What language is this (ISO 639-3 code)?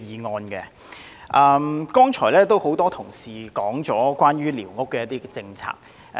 yue